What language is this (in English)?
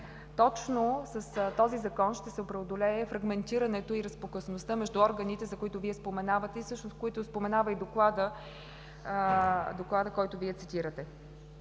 Bulgarian